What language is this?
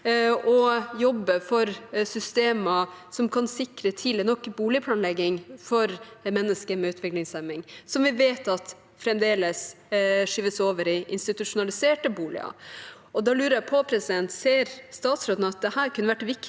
Norwegian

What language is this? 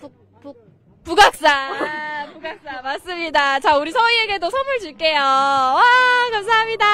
Korean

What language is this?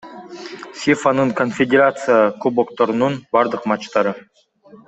Kyrgyz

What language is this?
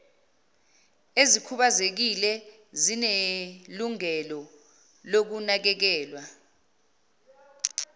Zulu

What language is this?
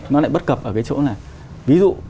Vietnamese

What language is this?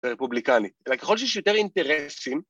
Hebrew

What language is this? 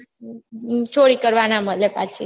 Gujarati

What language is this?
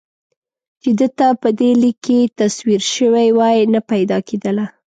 Pashto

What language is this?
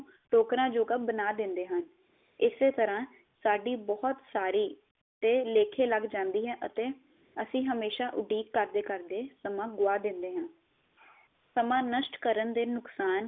Punjabi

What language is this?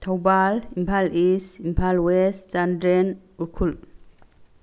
Manipuri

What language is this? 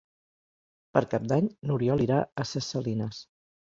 Catalan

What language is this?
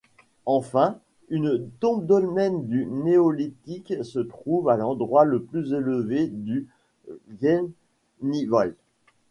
French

